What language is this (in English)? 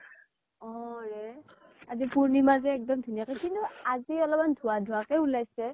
Assamese